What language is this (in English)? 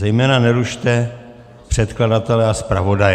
Czech